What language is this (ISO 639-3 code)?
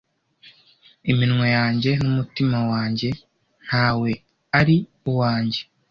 kin